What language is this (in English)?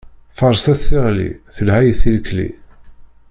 Kabyle